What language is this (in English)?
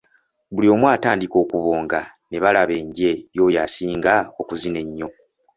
Ganda